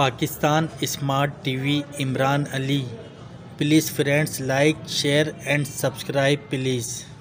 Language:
Spanish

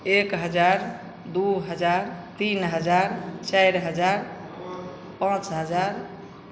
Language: Maithili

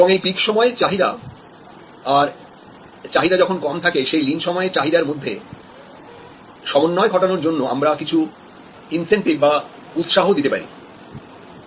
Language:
Bangla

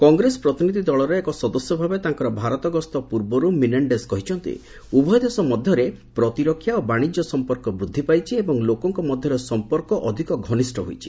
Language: Odia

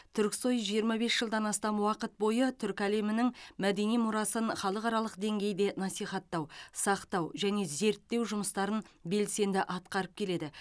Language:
Kazakh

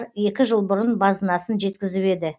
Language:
Kazakh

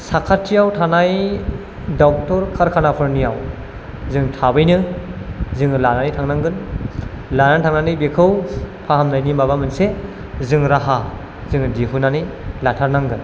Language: Bodo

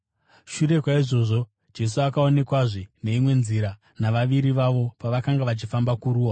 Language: Shona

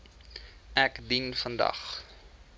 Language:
Afrikaans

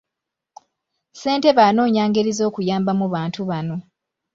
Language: Ganda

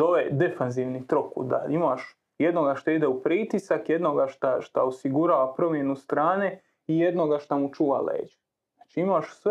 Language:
Croatian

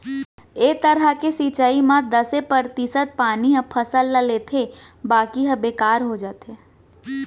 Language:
Chhattisgarhi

